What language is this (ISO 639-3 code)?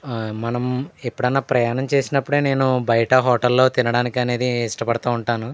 tel